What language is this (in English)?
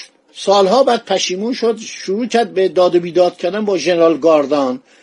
Persian